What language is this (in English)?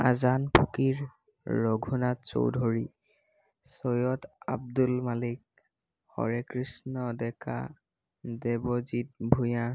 Assamese